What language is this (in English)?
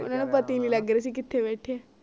Punjabi